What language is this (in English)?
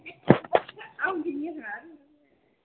Dogri